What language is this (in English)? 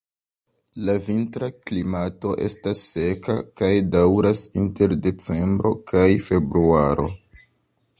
Esperanto